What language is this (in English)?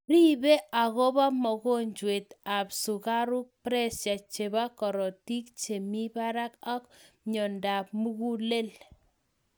Kalenjin